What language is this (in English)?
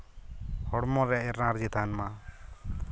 Santali